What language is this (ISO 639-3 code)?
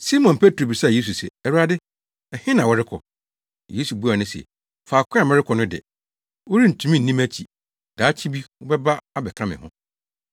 aka